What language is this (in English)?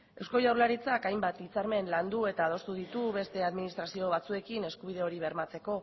Basque